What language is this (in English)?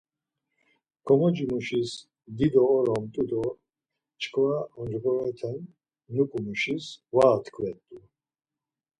Laz